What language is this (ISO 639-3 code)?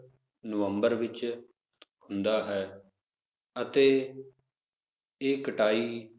pan